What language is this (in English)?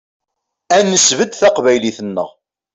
Kabyle